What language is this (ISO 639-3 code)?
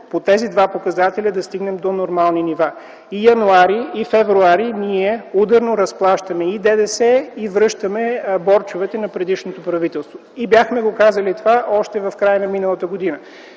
bul